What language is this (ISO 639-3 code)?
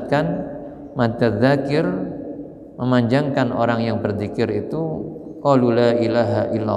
ind